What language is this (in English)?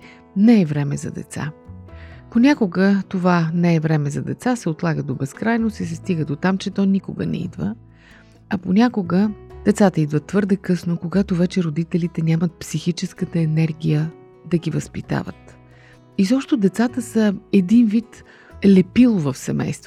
Bulgarian